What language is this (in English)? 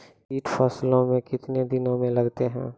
Maithili